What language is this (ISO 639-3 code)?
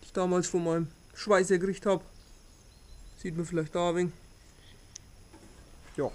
deu